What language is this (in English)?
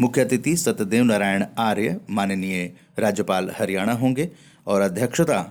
Hindi